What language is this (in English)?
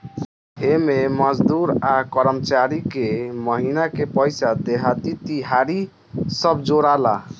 Bhojpuri